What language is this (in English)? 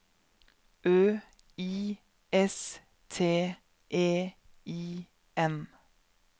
Norwegian